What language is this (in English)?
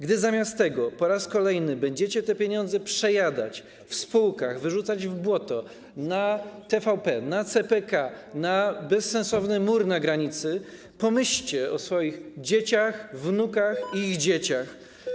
Polish